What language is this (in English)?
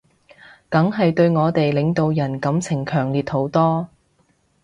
Cantonese